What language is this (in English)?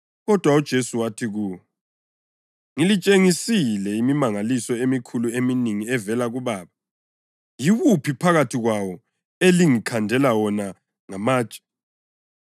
North Ndebele